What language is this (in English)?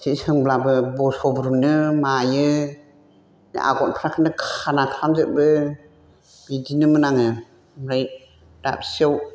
Bodo